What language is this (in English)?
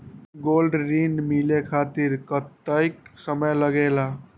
Magahi